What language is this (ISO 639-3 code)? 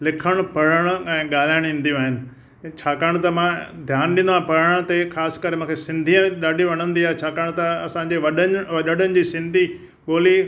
snd